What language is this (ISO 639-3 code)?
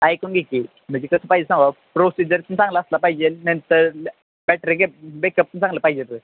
mar